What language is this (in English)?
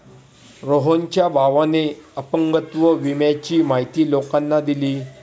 Marathi